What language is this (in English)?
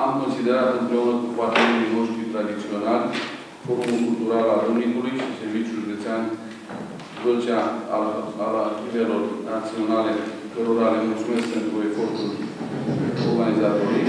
Romanian